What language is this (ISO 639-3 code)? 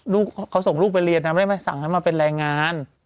tha